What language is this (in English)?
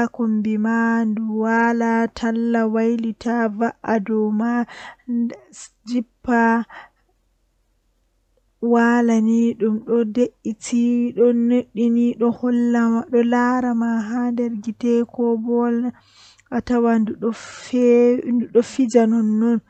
Western Niger Fulfulde